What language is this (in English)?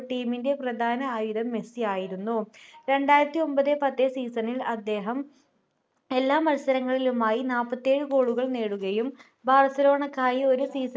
Malayalam